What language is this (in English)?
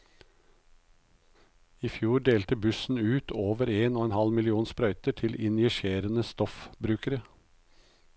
Norwegian